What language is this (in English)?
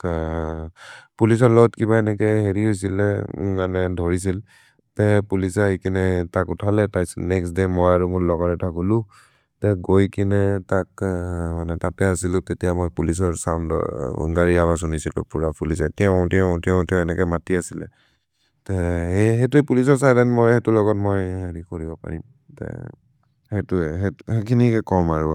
Maria (India)